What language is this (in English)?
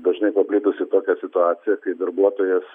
Lithuanian